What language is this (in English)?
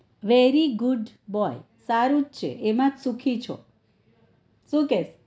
Gujarati